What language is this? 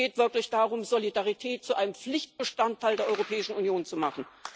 German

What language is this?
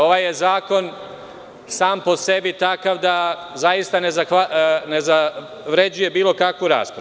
Serbian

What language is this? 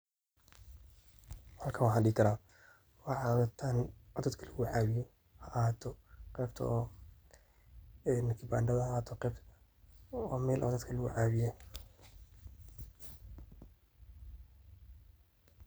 Somali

